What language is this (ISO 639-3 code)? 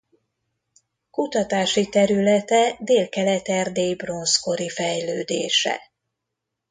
hun